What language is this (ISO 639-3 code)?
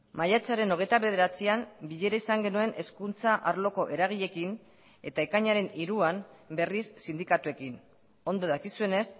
eus